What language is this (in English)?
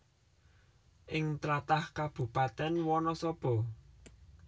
Javanese